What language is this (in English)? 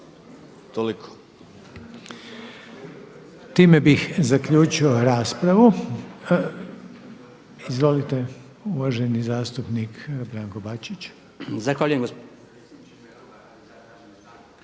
Croatian